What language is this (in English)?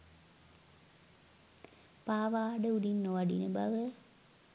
Sinhala